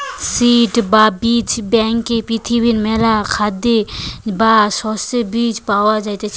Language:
Bangla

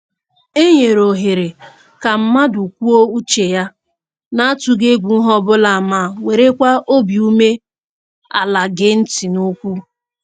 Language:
Igbo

